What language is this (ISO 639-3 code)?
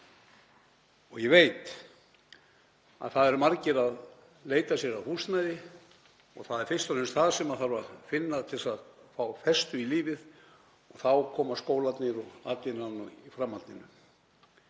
isl